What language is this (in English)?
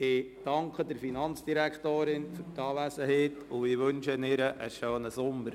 Swiss German